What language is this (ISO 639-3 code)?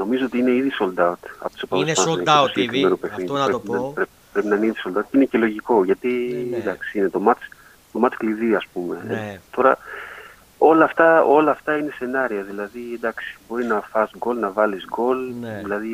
ell